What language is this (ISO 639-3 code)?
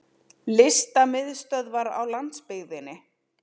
isl